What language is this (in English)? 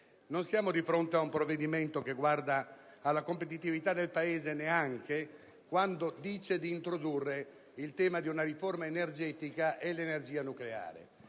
Italian